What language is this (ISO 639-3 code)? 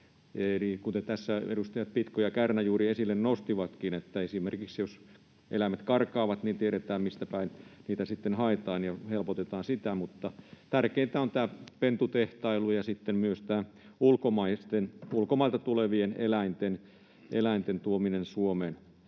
fin